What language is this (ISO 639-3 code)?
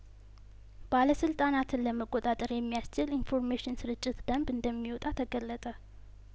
amh